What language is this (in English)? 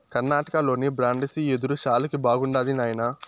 Telugu